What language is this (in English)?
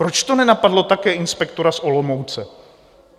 Czech